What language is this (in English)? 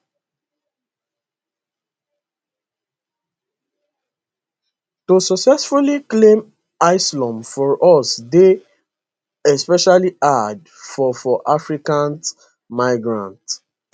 Nigerian Pidgin